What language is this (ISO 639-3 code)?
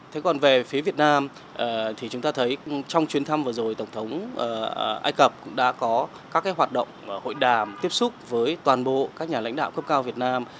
vie